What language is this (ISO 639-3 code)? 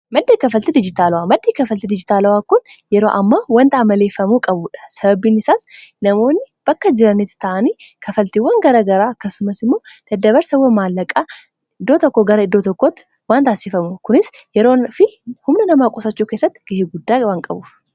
orm